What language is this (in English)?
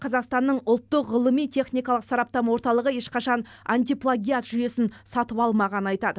Kazakh